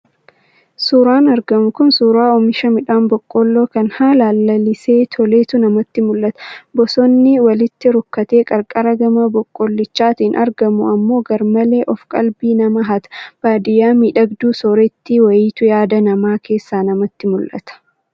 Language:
Oromo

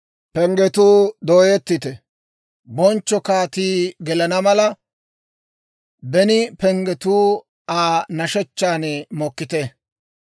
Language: Dawro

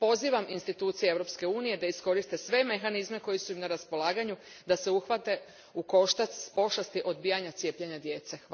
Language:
Croatian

